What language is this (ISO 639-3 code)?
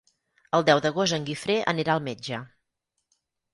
cat